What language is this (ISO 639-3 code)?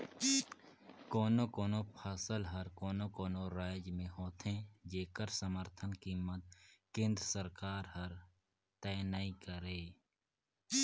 hne